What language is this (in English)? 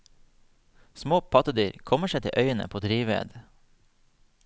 Norwegian